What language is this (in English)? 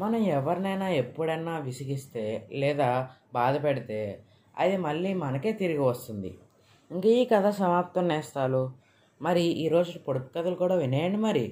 Telugu